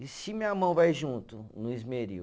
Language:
Portuguese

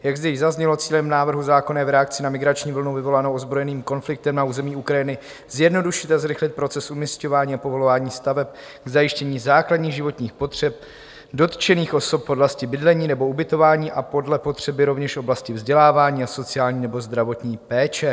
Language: Czech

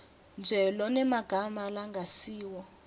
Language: Swati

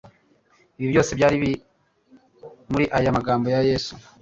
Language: Kinyarwanda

